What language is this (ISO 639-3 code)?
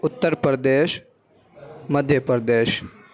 urd